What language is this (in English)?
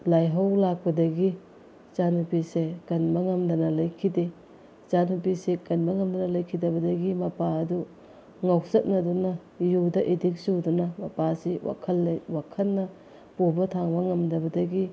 Manipuri